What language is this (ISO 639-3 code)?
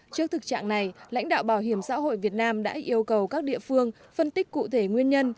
vie